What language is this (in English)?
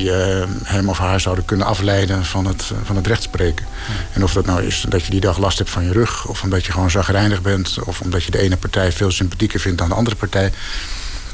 Dutch